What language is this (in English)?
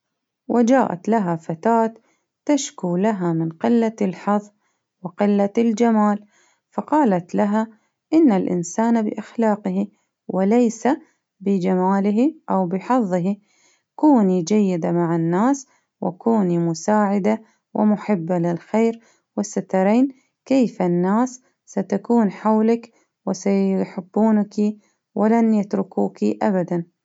Baharna Arabic